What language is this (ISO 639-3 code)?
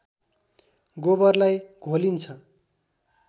nep